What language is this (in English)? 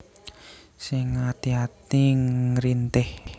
Javanese